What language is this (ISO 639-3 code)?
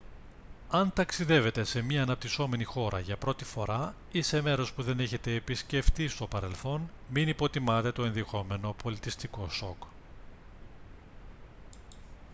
ell